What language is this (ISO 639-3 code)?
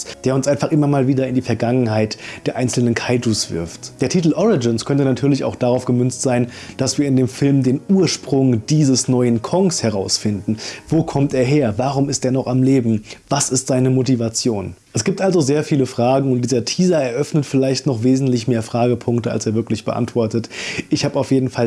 deu